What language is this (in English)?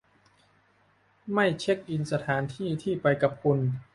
Thai